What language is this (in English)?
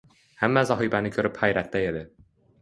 Uzbek